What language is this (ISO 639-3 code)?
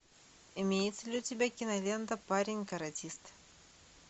rus